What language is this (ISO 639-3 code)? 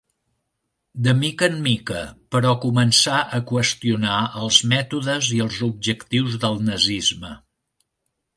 cat